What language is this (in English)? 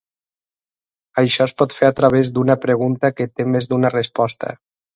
Catalan